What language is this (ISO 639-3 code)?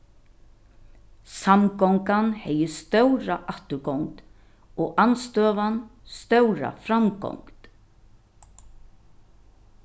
fao